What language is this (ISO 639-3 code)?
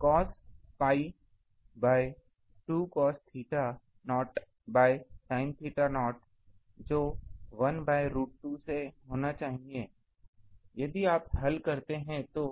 hin